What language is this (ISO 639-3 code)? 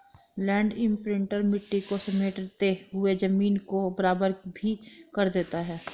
hin